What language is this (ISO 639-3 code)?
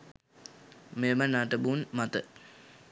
sin